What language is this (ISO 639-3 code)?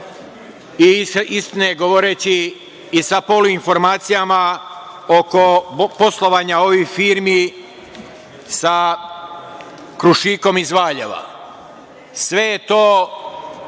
srp